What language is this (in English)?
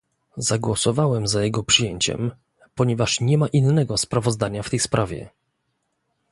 Polish